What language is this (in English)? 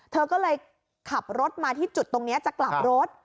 Thai